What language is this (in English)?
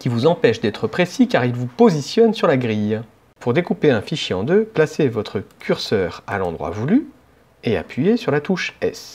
French